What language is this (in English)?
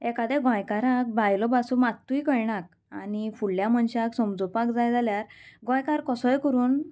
Konkani